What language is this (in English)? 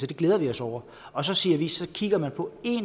Danish